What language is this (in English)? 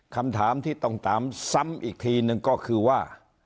Thai